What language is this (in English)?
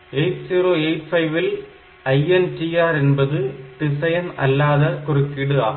Tamil